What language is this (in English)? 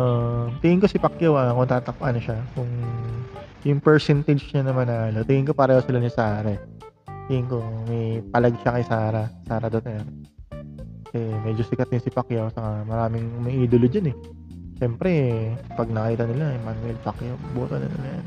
Filipino